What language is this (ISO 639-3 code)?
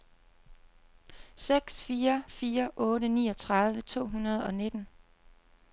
dan